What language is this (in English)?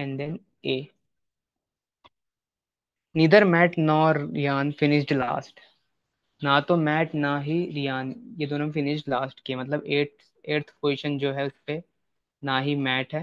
Hindi